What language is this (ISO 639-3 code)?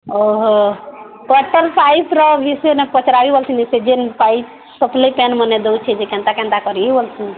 ori